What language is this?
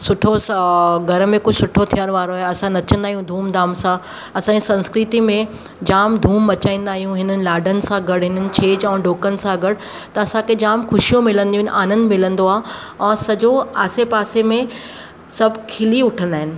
Sindhi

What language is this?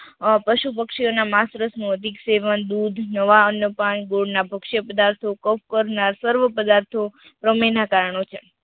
Gujarati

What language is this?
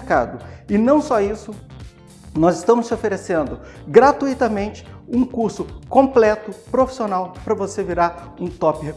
Portuguese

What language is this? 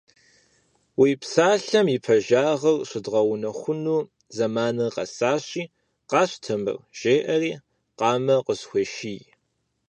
Kabardian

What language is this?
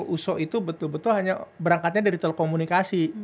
Indonesian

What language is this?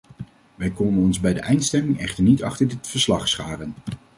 Dutch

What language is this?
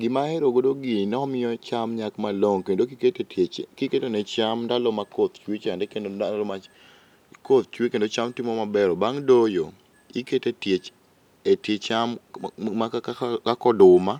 Luo (Kenya and Tanzania)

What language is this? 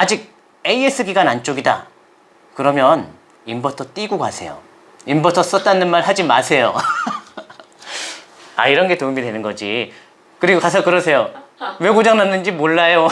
Korean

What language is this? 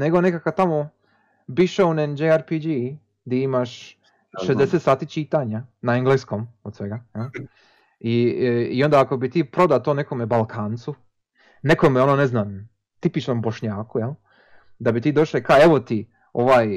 Croatian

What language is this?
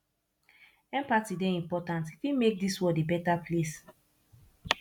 Nigerian Pidgin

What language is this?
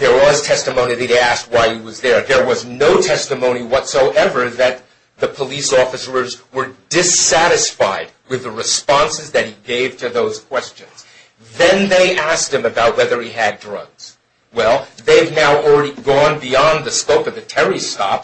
English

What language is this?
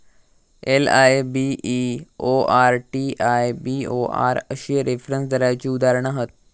Marathi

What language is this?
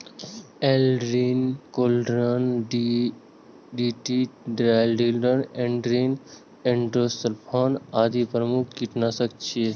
Maithili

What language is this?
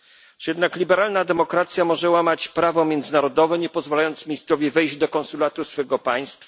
Polish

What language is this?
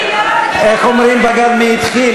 Hebrew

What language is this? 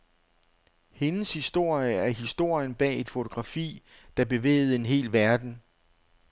Danish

